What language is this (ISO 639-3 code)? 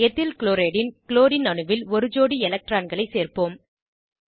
tam